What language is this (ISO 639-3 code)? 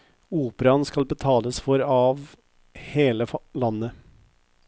nor